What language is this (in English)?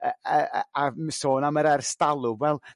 Welsh